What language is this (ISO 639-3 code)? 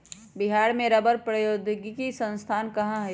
mag